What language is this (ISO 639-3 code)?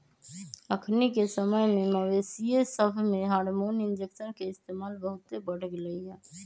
mag